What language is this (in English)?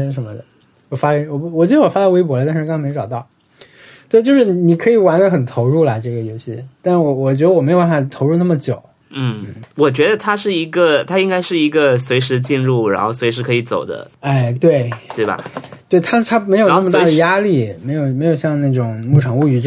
Chinese